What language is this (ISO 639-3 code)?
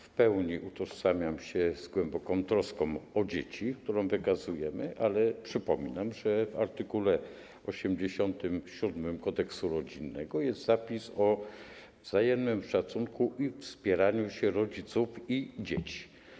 pol